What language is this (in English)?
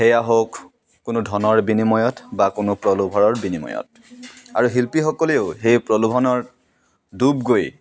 Assamese